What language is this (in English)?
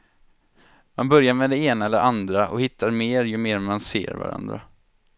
Swedish